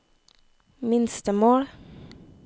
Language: Norwegian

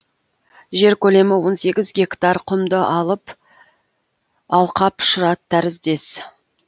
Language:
Kazakh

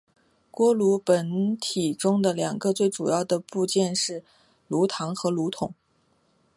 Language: Chinese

